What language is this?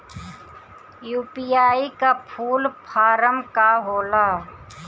Bhojpuri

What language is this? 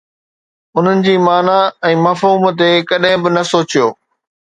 Sindhi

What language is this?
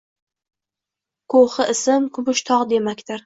Uzbek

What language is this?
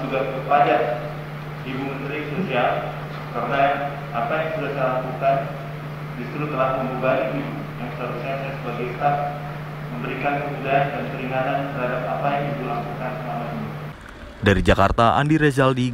Indonesian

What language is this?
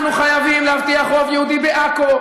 Hebrew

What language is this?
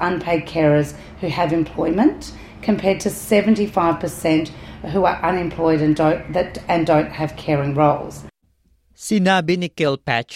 Filipino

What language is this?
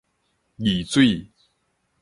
Min Nan Chinese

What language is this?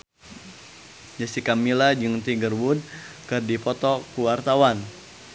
Sundanese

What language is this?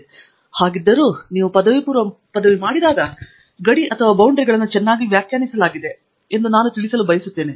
Kannada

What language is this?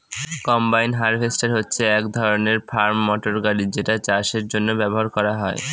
Bangla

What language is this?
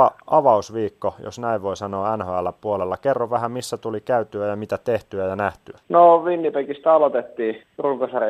Finnish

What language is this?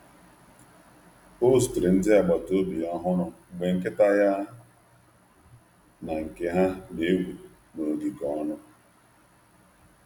Igbo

